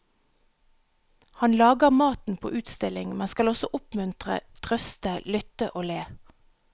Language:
Norwegian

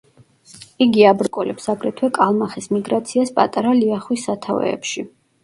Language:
Georgian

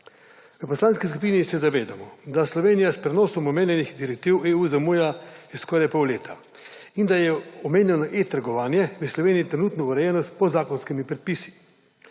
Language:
Slovenian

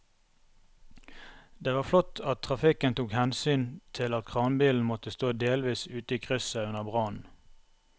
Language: Norwegian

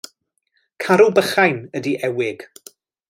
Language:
Welsh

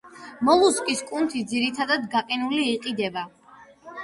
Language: Georgian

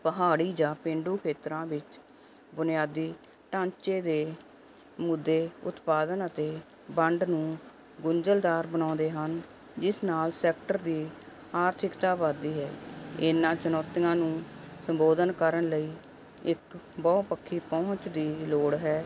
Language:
Punjabi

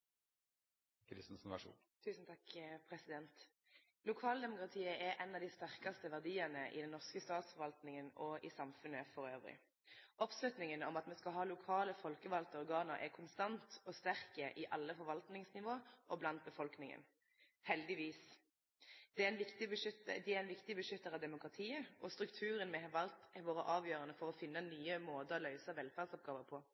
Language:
Norwegian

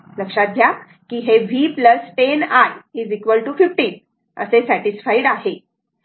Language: Marathi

